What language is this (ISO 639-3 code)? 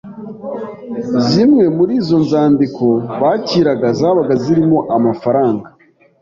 kin